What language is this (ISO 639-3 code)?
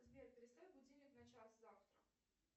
rus